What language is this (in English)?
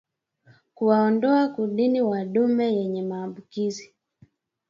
Swahili